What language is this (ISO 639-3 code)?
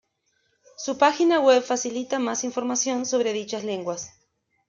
spa